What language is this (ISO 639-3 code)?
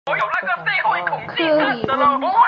zho